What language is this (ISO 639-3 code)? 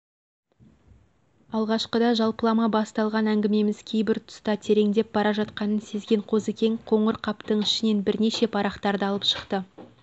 kaz